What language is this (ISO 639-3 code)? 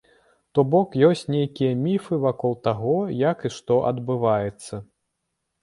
bel